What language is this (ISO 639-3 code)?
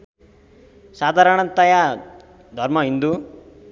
nep